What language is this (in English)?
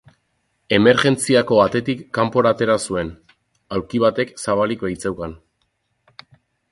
Basque